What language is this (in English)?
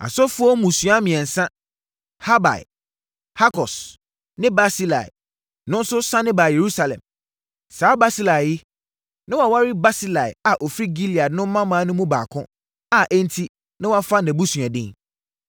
Akan